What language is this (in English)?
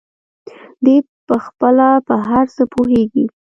Pashto